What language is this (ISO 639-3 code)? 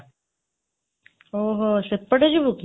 ori